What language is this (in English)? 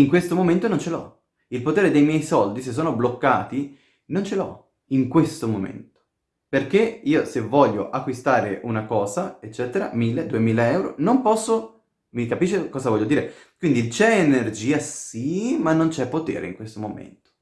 Italian